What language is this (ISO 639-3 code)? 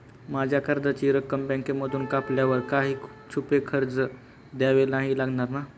mar